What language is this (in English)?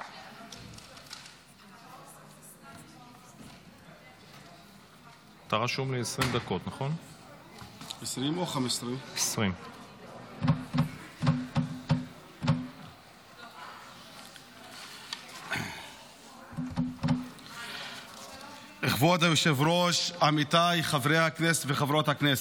Hebrew